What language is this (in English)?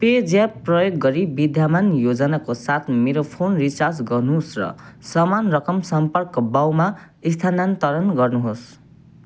Nepali